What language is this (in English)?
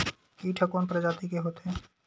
Chhattisgarhi